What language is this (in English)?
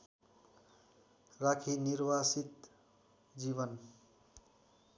Nepali